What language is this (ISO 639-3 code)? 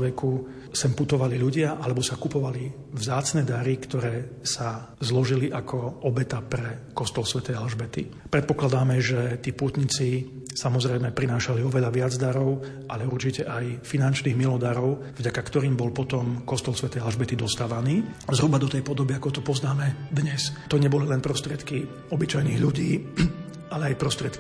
slk